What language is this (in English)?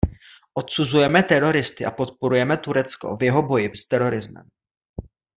Czech